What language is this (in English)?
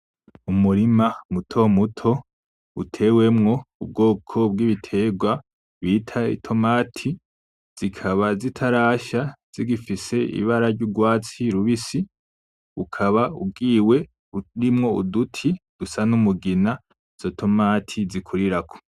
Rundi